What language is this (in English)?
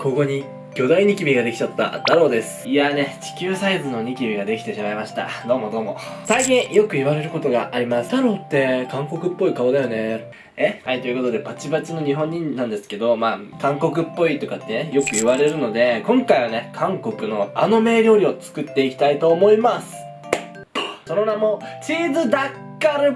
Japanese